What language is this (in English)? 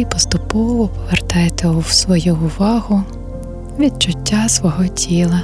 Ukrainian